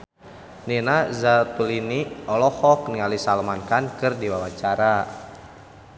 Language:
Sundanese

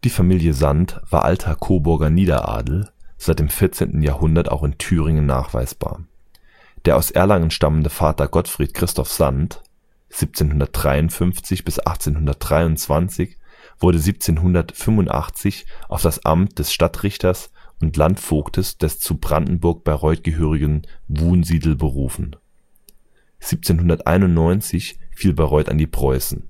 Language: German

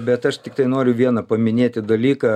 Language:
Lithuanian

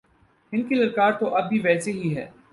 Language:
Urdu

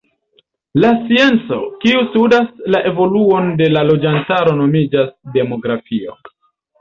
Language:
Esperanto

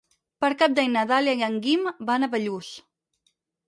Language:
Catalan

